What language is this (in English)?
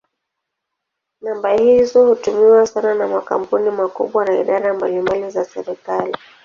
Swahili